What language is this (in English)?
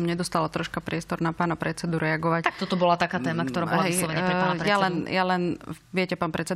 Slovak